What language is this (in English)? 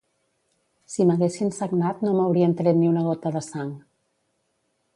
Catalan